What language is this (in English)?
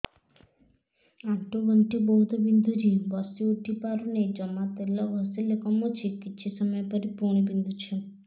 Odia